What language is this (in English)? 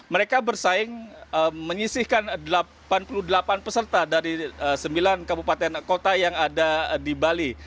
Indonesian